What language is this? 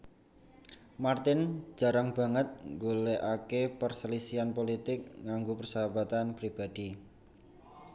Javanese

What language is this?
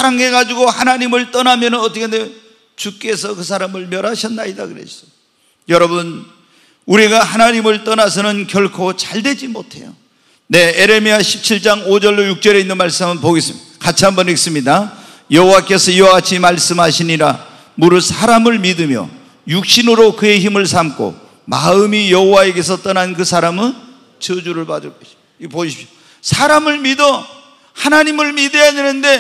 Korean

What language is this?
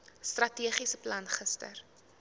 Afrikaans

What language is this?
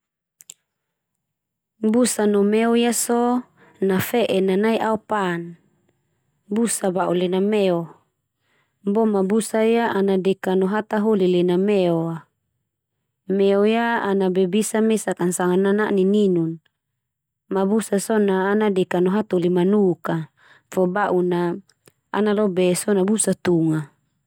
Termanu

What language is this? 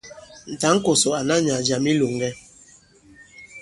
Bankon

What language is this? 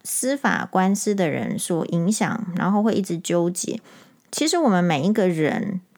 Chinese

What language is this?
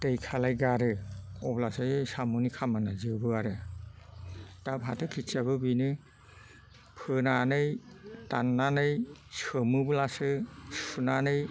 Bodo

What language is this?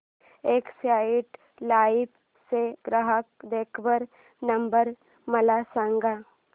Marathi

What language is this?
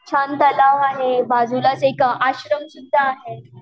Marathi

